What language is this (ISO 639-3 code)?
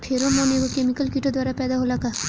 bho